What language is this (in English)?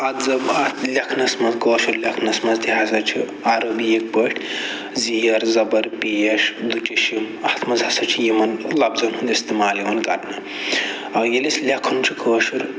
Kashmiri